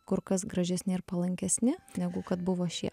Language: Lithuanian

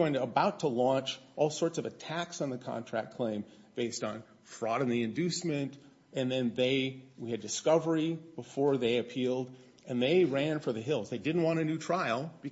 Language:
English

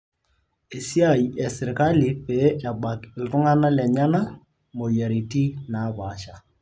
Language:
Masai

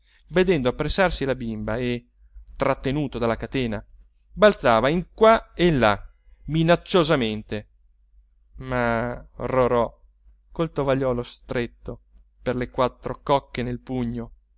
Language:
Italian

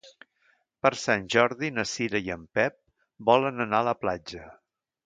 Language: Catalan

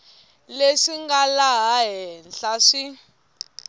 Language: Tsonga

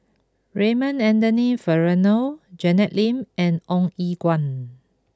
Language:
English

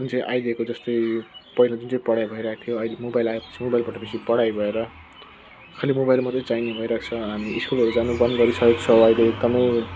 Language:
Nepali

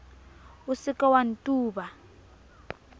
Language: Southern Sotho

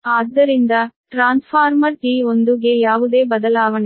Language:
Kannada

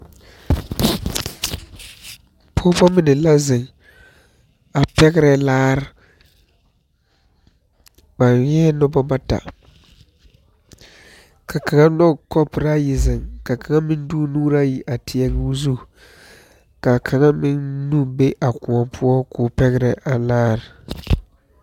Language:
Southern Dagaare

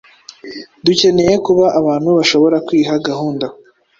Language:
Kinyarwanda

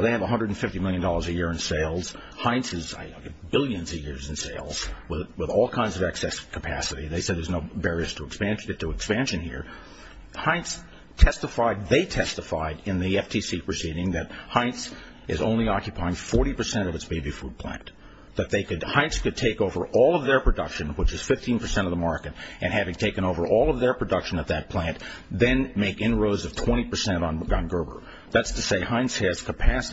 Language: English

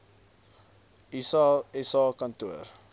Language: Afrikaans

